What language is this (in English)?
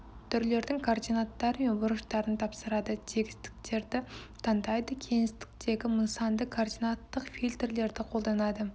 Kazakh